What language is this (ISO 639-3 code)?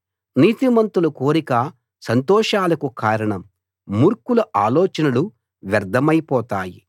tel